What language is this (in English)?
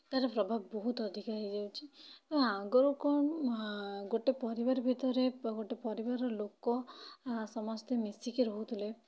Odia